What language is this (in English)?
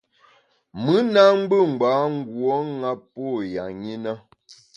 Bamun